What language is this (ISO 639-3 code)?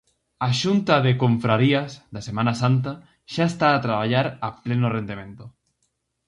glg